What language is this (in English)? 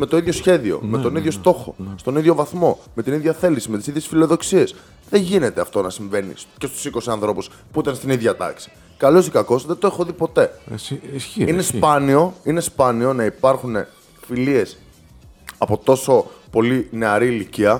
Greek